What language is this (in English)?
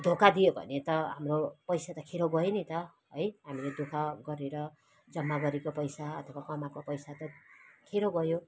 Nepali